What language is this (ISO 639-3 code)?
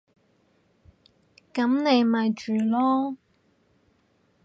yue